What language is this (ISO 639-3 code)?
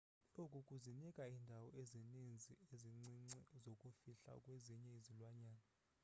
xho